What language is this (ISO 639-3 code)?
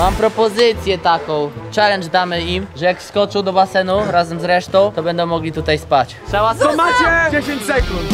pol